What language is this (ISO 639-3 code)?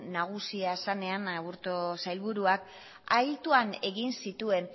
eus